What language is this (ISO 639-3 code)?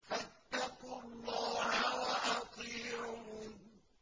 ara